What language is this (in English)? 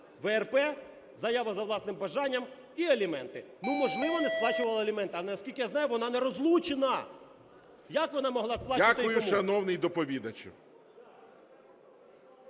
Ukrainian